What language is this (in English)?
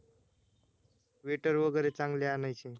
Marathi